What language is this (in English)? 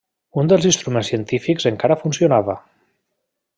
Catalan